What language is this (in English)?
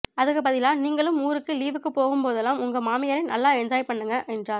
Tamil